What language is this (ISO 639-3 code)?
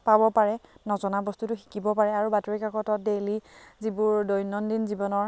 asm